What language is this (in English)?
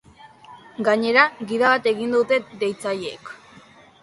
Basque